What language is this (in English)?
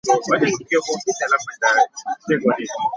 Ganda